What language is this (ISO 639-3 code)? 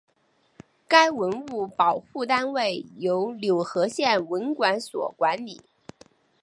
zho